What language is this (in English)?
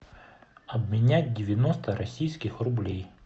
Russian